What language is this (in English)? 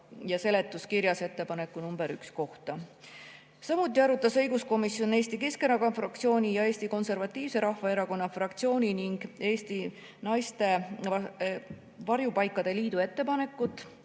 Estonian